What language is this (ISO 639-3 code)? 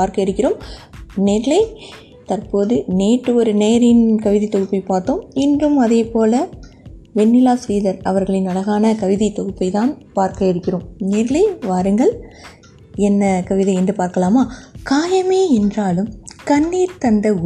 tam